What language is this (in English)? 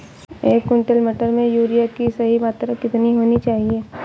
Hindi